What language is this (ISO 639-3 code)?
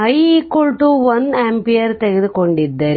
kan